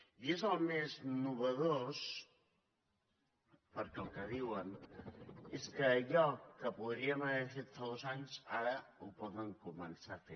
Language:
Catalan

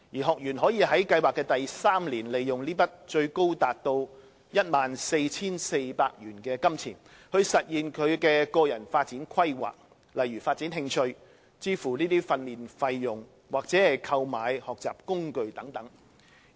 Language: Cantonese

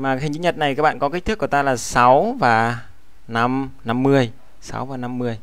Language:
Vietnamese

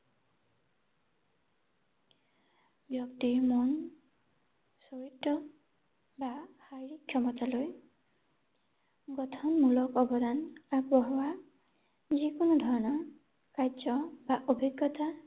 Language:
Assamese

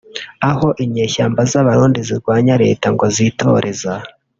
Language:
Kinyarwanda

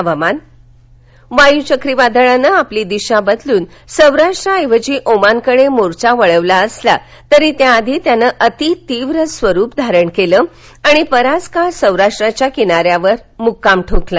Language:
Marathi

